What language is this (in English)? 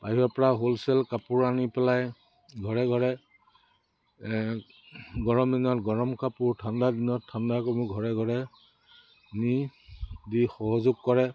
Assamese